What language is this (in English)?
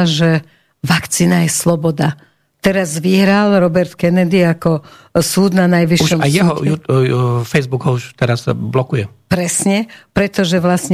Slovak